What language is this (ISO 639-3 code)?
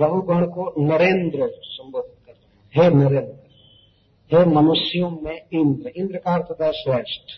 hin